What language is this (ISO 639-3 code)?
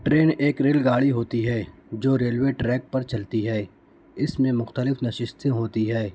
urd